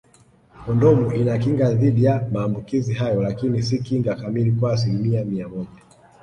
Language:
Swahili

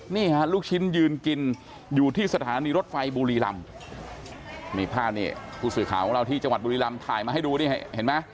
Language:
Thai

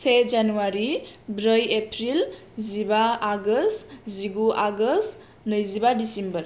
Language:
Bodo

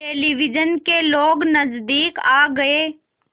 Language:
Hindi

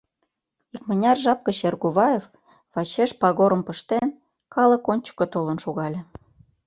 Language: Mari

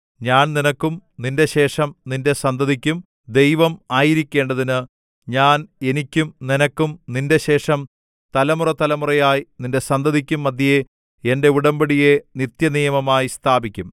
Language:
Malayalam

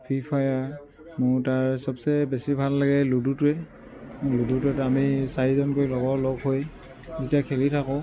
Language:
Assamese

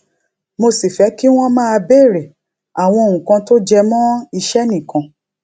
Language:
Yoruba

